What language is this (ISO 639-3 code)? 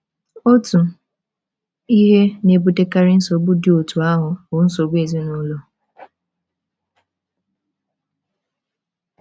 ibo